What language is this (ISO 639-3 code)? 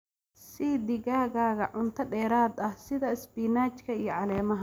som